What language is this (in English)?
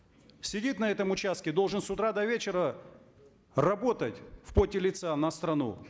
Kazakh